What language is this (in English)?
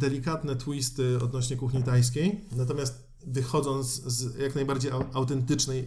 Polish